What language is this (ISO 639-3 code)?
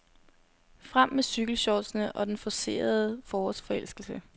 dan